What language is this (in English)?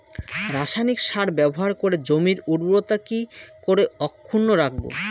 Bangla